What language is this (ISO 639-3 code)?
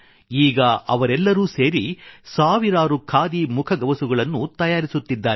kan